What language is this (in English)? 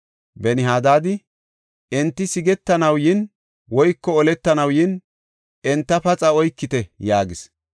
Gofa